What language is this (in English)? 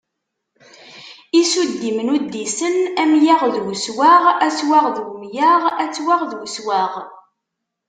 Kabyle